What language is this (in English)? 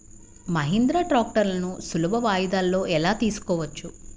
Telugu